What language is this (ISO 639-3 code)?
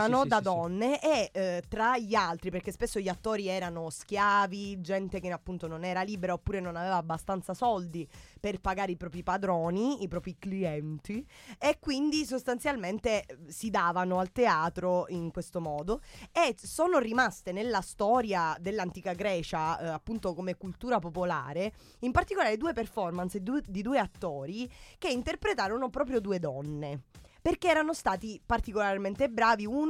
ita